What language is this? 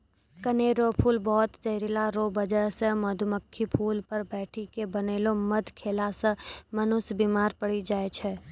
Maithili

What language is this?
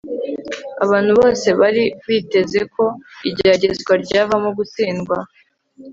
Kinyarwanda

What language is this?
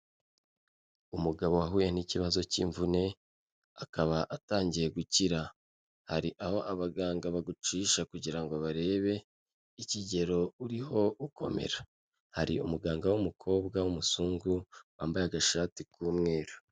Kinyarwanda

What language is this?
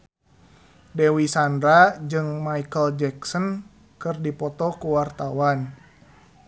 Sundanese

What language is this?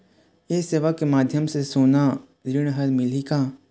Chhattisgarhi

